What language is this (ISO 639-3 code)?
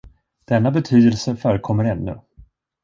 swe